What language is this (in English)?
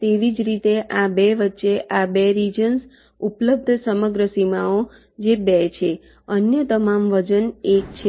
Gujarati